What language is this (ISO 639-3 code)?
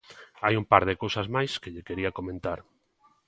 glg